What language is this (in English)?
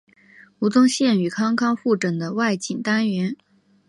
Chinese